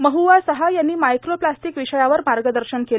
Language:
Marathi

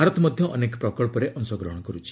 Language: Odia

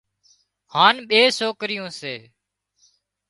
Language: Wadiyara Koli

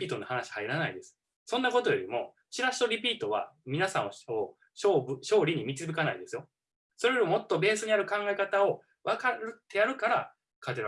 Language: Japanese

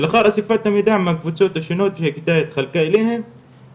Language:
Hebrew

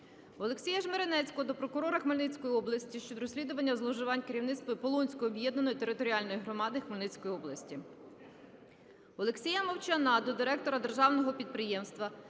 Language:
Ukrainian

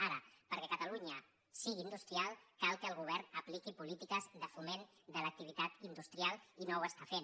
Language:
Catalan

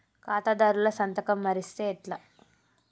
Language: Telugu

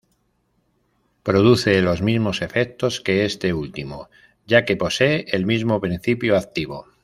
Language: Spanish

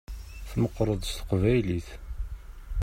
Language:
Kabyle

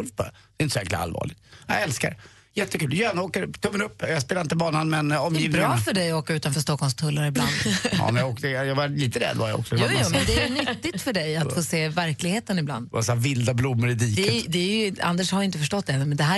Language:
Swedish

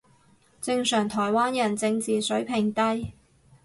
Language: Cantonese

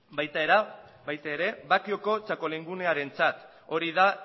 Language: Basque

